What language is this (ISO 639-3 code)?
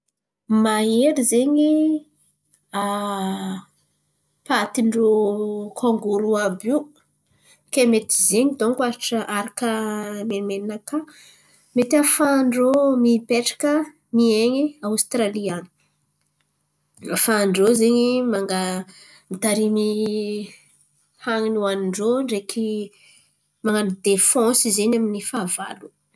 xmv